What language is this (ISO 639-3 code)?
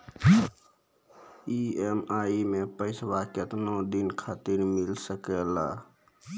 mai